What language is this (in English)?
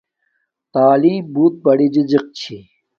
Domaaki